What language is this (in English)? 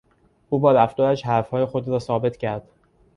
Persian